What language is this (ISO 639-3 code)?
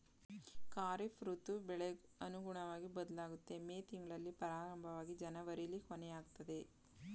kan